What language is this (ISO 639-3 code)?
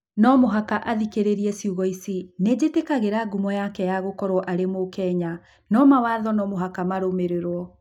kik